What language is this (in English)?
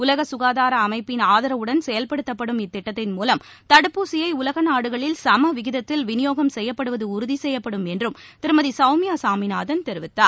Tamil